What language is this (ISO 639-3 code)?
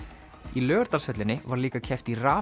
isl